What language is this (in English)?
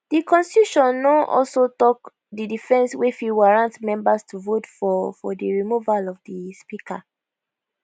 Nigerian Pidgin